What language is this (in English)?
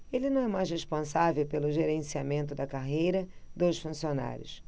Portuguese